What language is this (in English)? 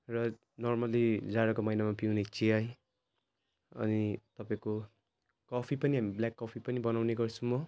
Nepali